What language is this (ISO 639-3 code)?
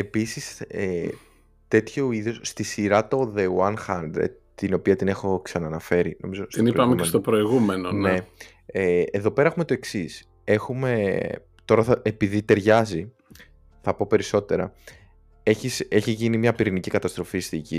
ell